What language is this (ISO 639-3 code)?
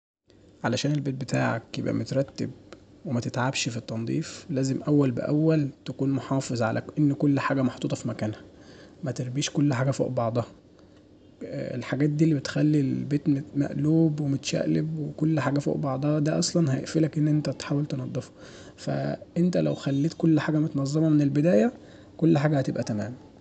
arz